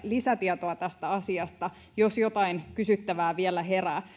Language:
Finnish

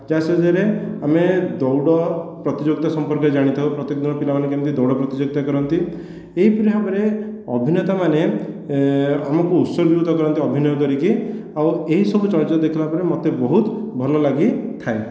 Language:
Odia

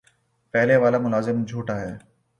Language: Urdu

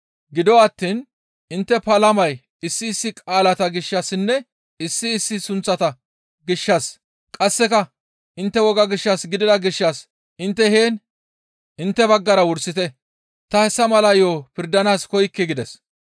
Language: Gamo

